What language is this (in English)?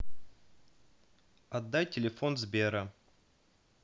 Russian